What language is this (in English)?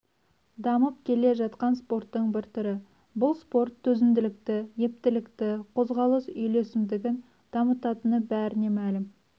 Kazakh